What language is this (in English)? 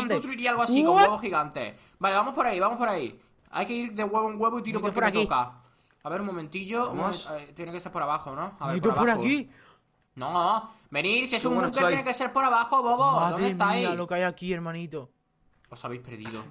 Spanish